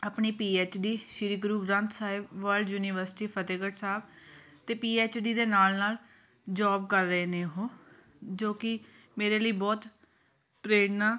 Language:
Punjabi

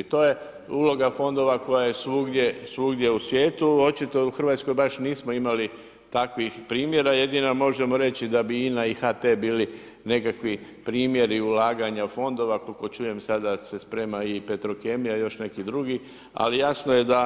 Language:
Croatian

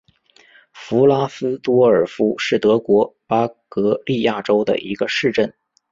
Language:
Chinese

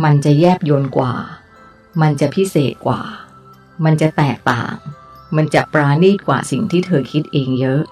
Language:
Thai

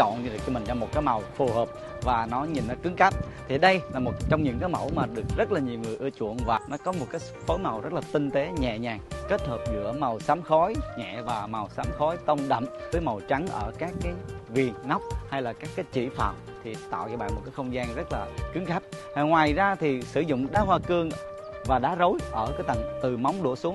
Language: Vietnamese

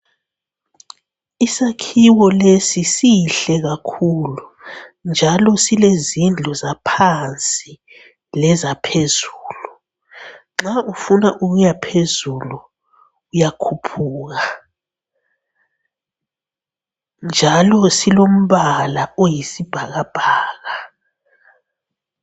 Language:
North Ndebele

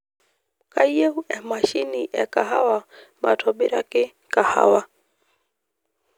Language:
Masai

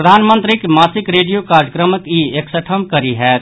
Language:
Maithili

